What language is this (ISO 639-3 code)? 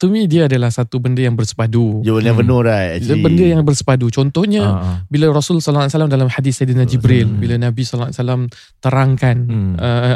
msa